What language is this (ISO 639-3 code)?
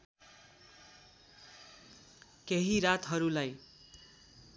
nep